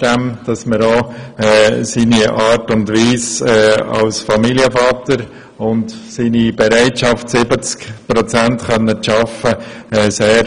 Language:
Swiss German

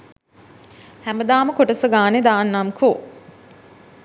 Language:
Sinhala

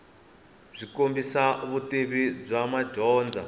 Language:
Tsonga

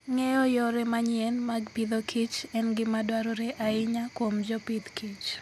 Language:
Luo (Kenya and Tanzania)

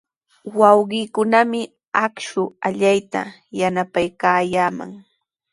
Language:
Sihuas Ancash Quechua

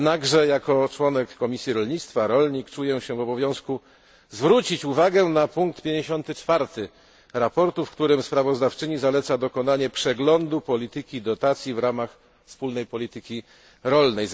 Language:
Polish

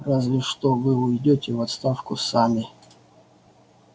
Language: Russian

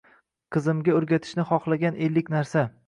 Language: Uzbek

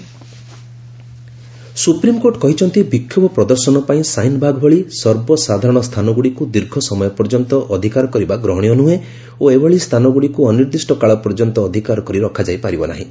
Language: Odia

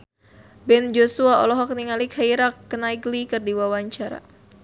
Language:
Sundanese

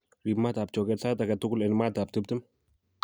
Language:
Kalenjin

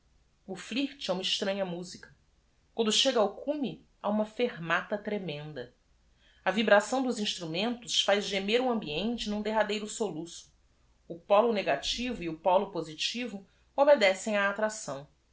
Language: Portuguese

